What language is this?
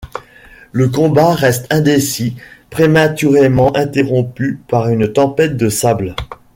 French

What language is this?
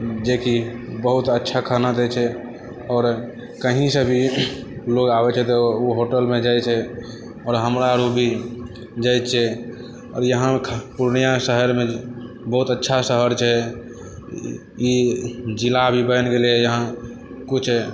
Maithili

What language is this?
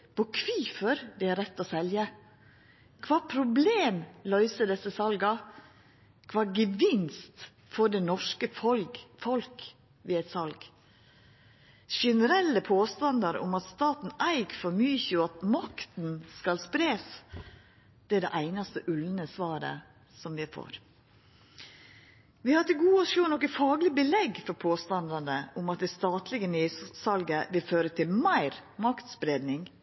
Norwegian Nynorsk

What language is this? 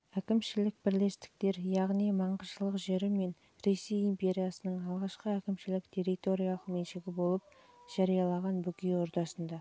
Kazakh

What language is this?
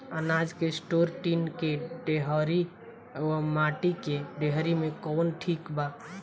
Bhojpuri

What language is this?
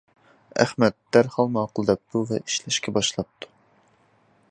Uyghur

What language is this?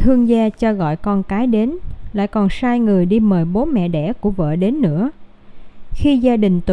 Vietnamese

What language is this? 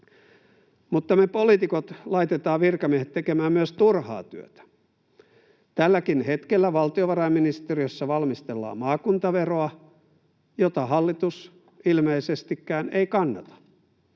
Finnish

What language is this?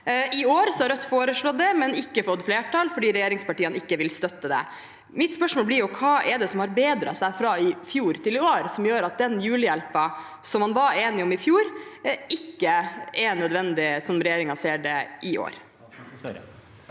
Norwegian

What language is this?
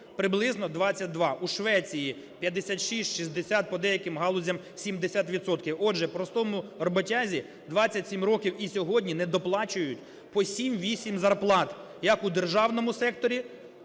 Ukrainian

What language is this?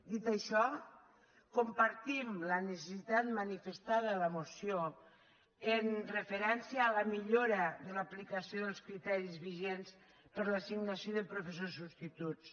Catalan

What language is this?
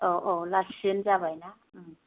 Bodo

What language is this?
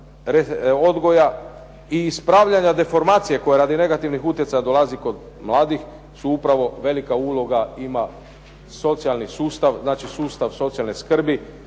Croatian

